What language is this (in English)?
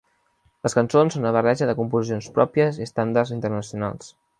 Catalan